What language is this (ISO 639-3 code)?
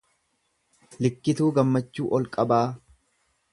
orm